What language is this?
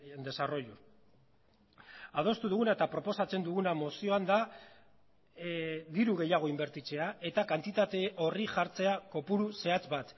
Basque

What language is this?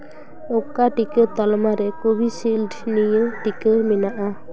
Santali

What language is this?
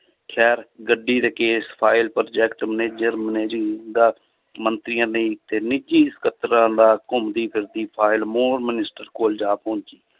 Punjabi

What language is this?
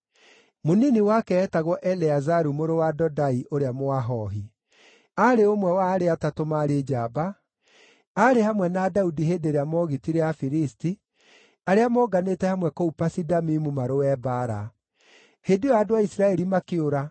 Kikuyu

